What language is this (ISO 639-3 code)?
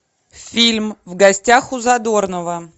rus